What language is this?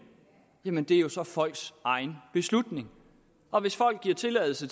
Danish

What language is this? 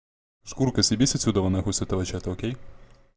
Russian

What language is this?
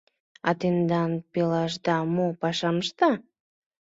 Mari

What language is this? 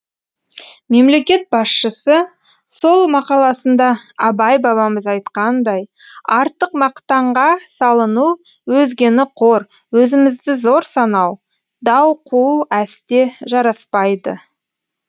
Kazakh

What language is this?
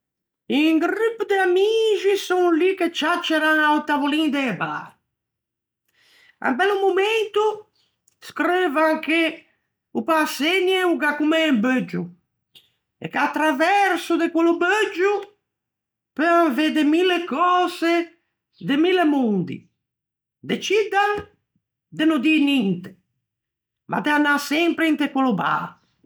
Ligurian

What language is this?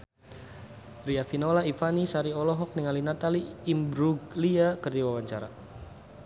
Sundanese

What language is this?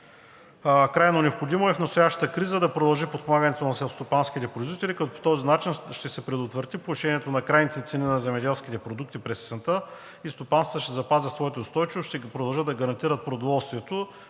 Bulgarian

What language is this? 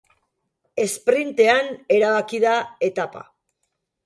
Basque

